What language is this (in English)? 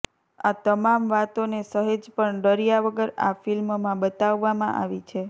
Gujarati